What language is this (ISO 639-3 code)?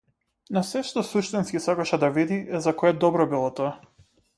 mkd